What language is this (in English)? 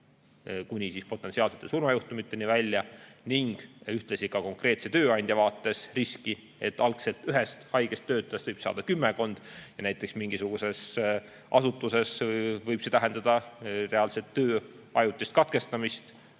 Estonian